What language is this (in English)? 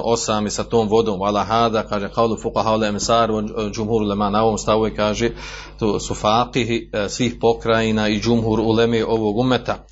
Croatian